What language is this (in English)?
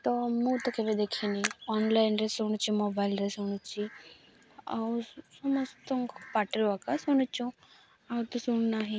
Odia